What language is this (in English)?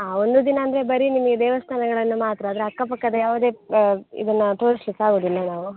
Kannada